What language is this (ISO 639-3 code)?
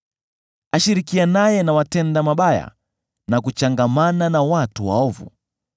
swa